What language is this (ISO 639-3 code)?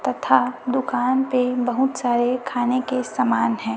hin